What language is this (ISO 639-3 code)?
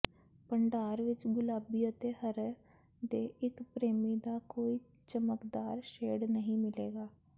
pan